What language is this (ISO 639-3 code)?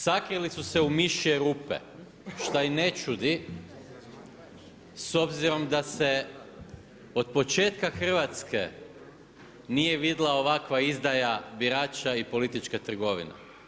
hrv